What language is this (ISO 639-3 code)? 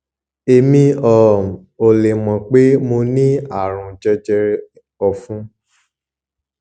yor